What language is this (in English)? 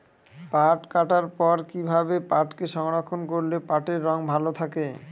Bangla